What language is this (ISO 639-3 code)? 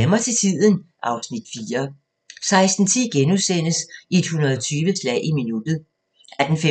dan